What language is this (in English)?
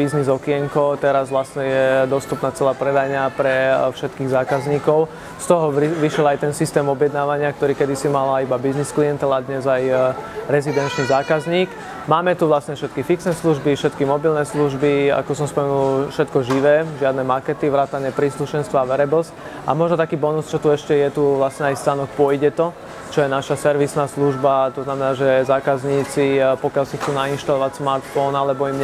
Slovak